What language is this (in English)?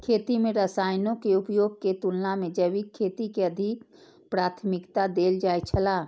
Maithili